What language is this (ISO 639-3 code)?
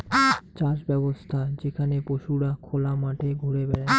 ben